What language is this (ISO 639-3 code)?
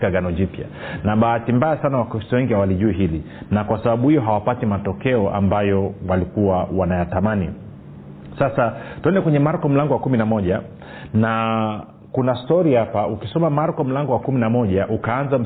swa